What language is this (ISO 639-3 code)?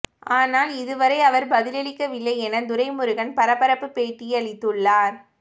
tam